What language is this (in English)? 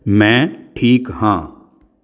Punjabi